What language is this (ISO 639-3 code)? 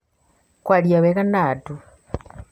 kik